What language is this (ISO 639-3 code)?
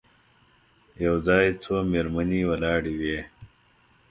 pus